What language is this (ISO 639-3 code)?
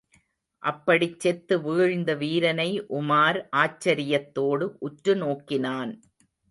tam